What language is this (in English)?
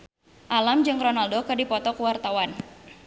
Sundanese